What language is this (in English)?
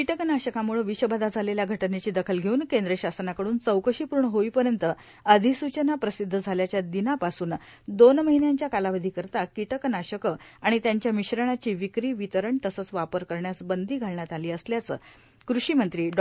Marathi